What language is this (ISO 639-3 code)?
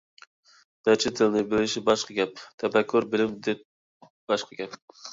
uig